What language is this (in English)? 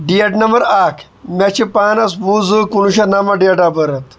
Kashmiri